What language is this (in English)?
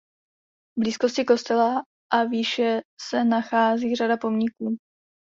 Czech